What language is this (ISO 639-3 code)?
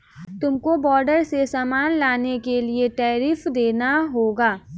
hin